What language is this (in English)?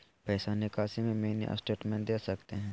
Magahi